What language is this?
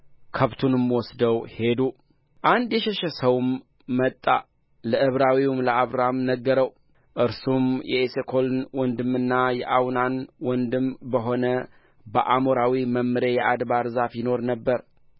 Amharic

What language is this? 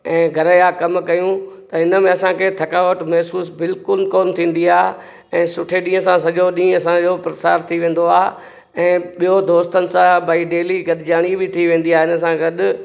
Sindhi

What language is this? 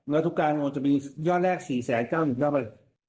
Thai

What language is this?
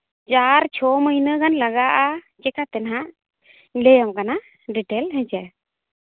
Santali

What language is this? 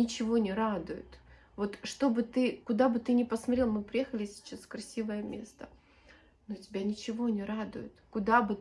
Russian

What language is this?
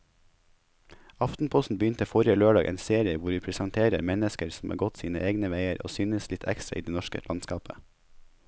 Norwegian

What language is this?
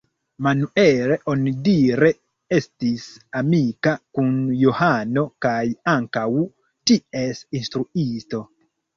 Esperanto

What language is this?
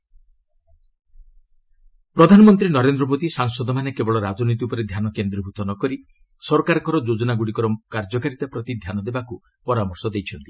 Odia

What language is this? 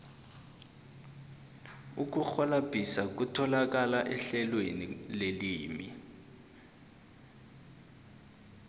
South Ndebele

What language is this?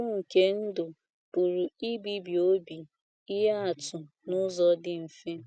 Igbo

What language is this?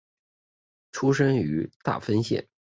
Chinese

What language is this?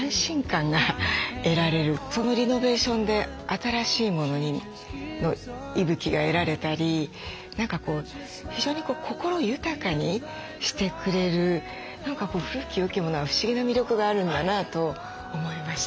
Japanese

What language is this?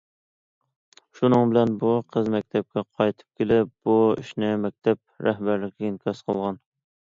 Uyghur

